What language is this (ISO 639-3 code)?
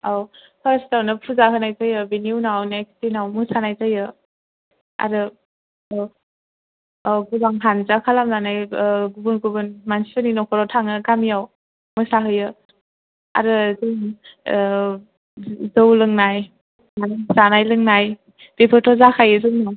brx